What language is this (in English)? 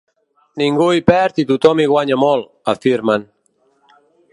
Catalan